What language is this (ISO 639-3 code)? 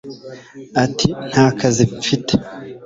kin